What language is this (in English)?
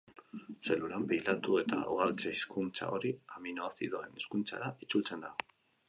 Basque